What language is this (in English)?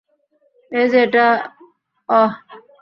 Bangla